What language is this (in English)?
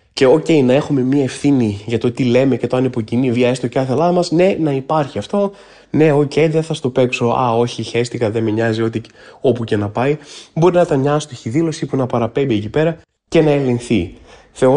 Greek